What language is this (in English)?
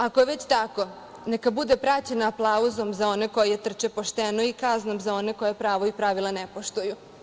Serbian